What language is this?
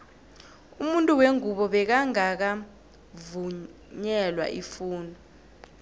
South Ndebele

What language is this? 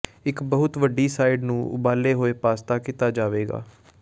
Punjabi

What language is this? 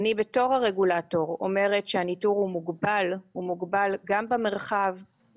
Hebrew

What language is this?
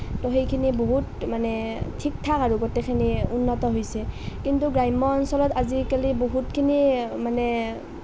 Assamese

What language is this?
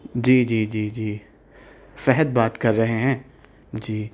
Urdu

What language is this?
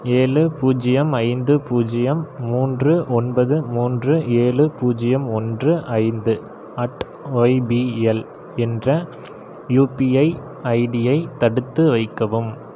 Tamil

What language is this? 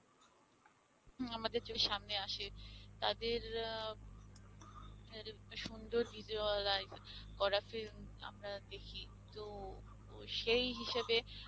Bangla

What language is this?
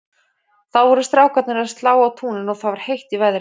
Icelandic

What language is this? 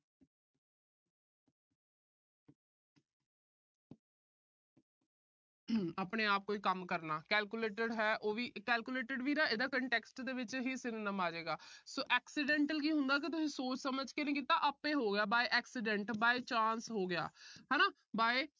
Punjabi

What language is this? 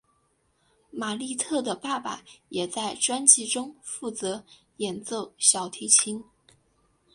Chinese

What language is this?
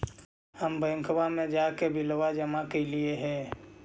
Magahi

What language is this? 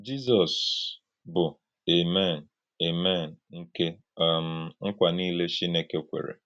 Igbo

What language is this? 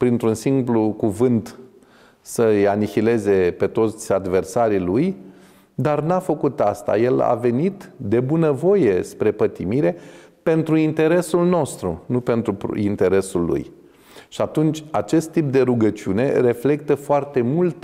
Romanian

